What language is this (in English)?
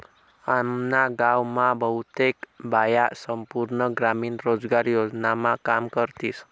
Marathi